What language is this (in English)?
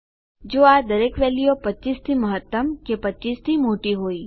Gujarati